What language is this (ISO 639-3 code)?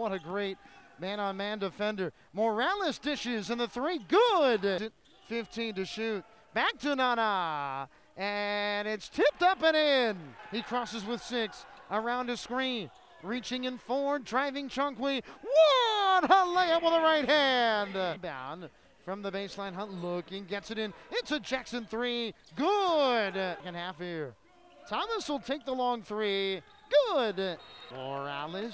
eng